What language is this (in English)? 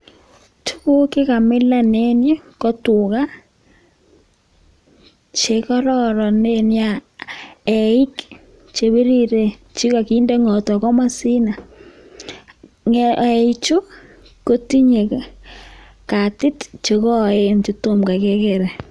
Kalenjin